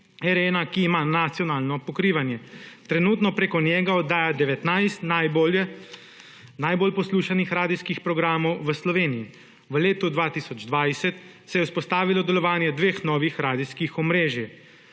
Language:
Slovenian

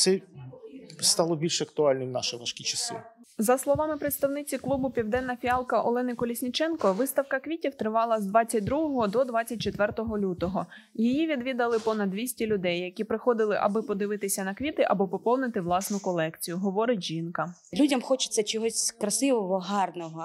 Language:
Ukrainian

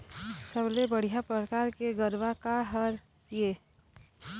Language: Chhattisgarhi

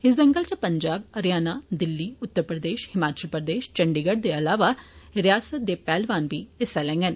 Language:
Dogri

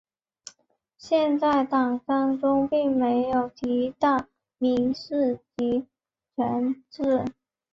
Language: Chinese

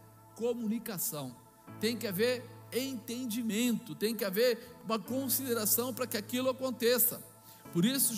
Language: Portuguese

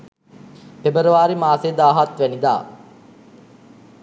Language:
Sinhala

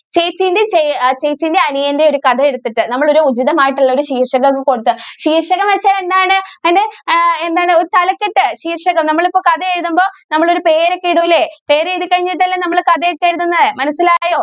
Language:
Malayalam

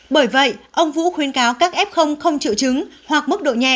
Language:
Vietnamese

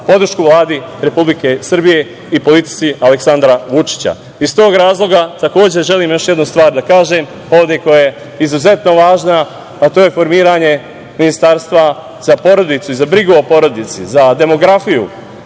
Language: Serbian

